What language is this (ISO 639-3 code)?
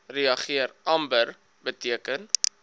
afr